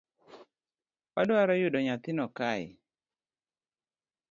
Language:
Luo (Kenya and Tanzania)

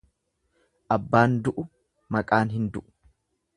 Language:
Oromo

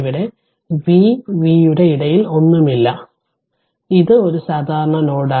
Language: Malayalam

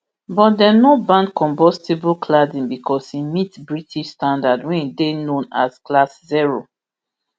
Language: Nigerian Pidgin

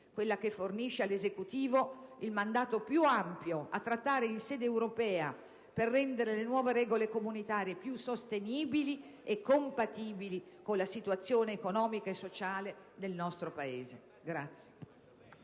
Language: Italian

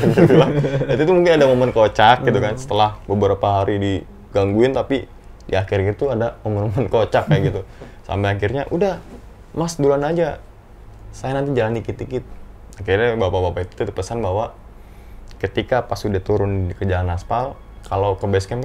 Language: Indonesian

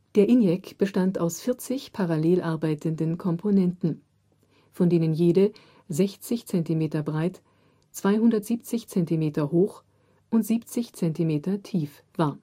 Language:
German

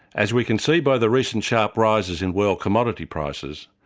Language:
English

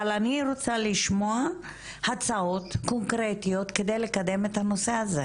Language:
Hebrew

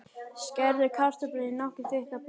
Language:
Icelandic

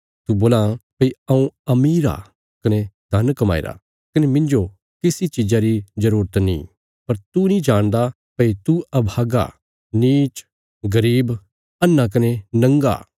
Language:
Bilaspuri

